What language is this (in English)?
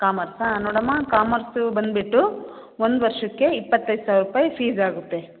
Kannada